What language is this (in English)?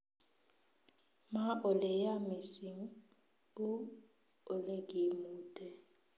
Kalenjin